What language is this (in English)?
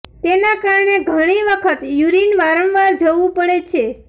Gujarati